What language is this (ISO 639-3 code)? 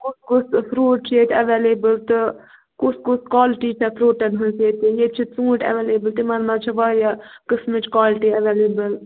kas